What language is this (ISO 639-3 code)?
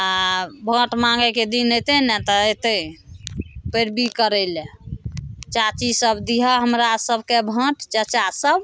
mai